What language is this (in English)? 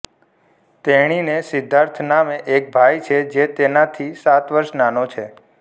Gujarati